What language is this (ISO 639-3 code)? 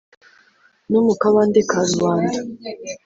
kin